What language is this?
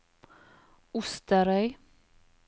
Norwegian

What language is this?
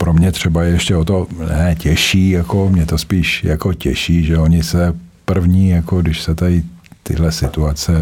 Czech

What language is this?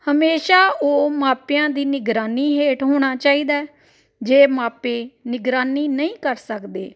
Punjabi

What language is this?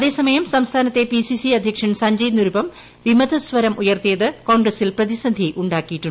Malayalam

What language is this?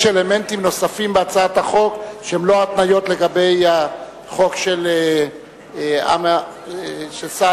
Hebrew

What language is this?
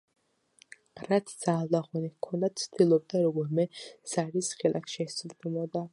Georgian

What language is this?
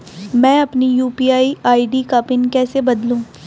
Hindi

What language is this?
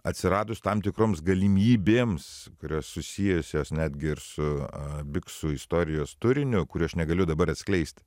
Lithuanian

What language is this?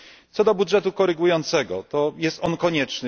Polish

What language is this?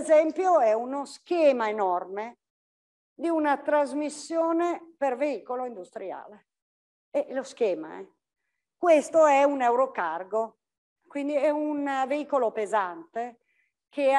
Italian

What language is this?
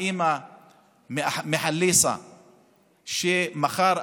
Hebrew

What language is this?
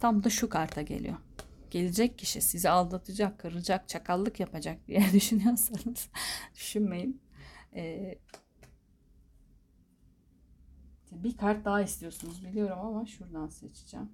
Turkish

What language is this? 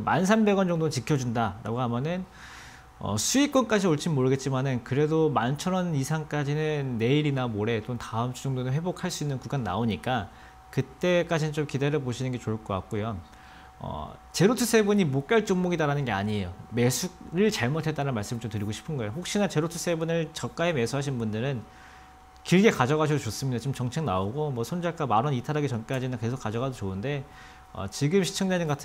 Korean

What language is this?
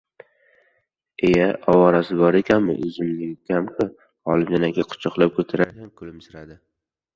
Uzbek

